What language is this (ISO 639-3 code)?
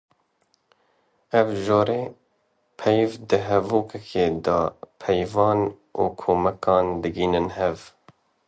kur